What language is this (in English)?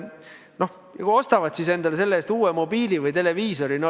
Estonian